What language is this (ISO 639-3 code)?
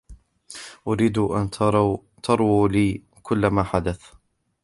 ara